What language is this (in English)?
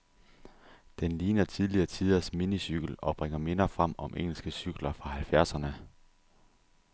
Danish